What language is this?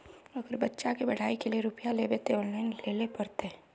Magahi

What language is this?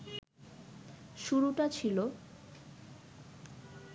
Bangla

